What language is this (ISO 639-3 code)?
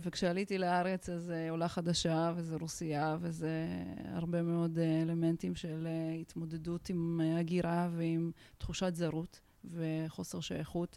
heb